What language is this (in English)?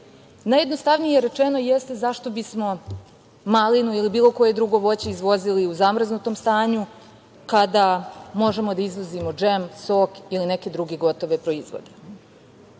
Serbian